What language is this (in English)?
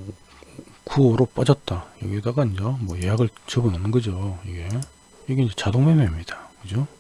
Korean